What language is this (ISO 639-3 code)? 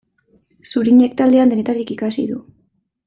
eus